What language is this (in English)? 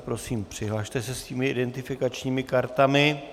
Czech